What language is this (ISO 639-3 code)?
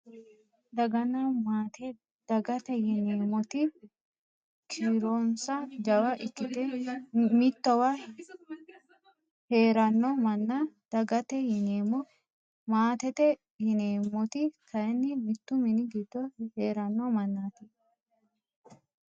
sid